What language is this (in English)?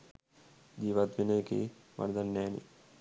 Sinhala